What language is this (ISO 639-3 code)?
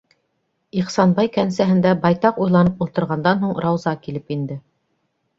bak